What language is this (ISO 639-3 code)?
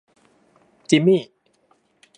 tha